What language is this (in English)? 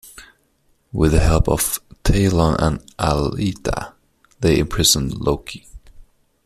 English